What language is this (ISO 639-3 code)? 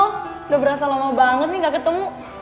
ind